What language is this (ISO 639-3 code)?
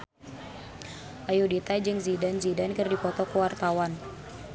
sun